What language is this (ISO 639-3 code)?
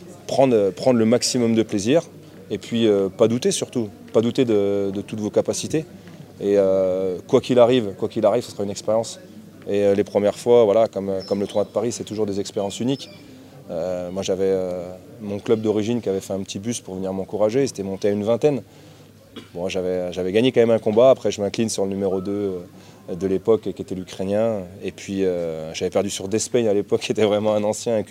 fra